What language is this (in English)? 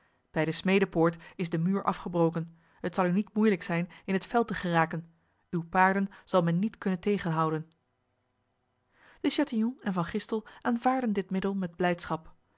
Dutch